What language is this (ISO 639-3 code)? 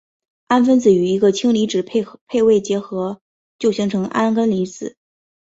zho